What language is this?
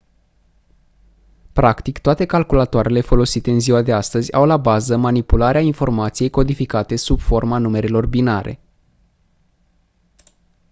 Romanian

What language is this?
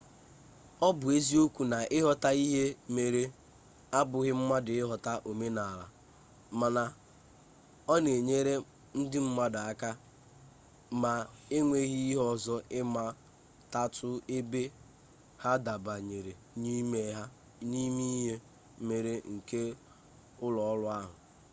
Igbo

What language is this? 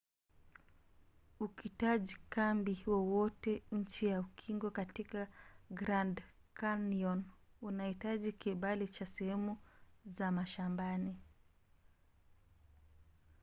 Swahili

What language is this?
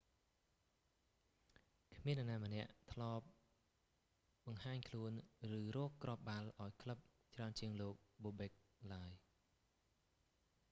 Khmer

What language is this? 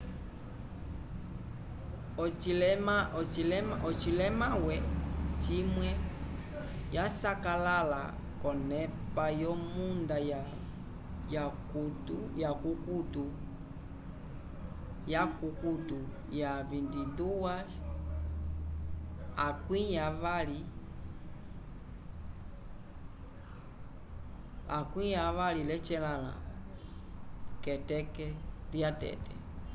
Umbundu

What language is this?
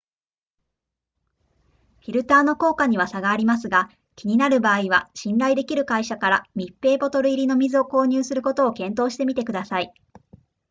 Japanese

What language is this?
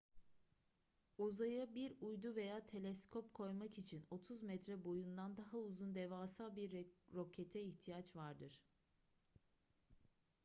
Turkish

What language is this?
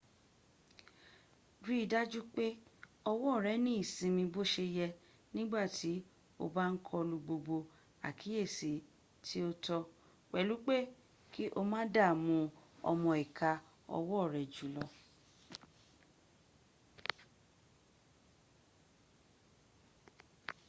Yoruba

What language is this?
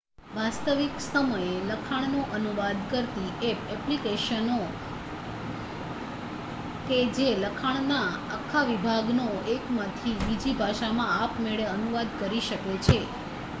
Gujarati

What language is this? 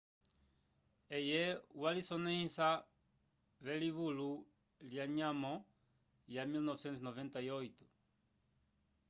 Umbundu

